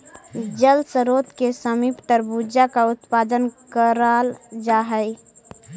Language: Magahi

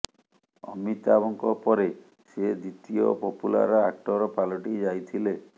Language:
Odia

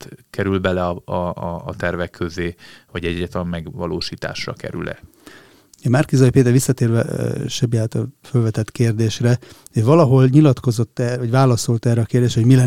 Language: Hungarian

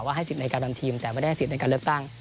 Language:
Thai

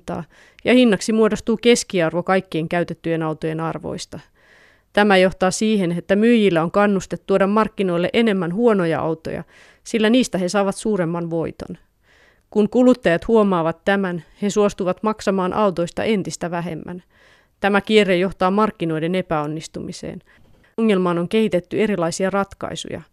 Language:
Finnish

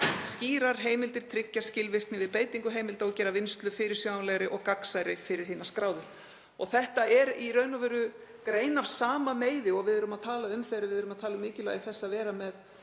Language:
Icelandic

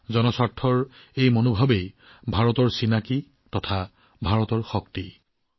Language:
Assamese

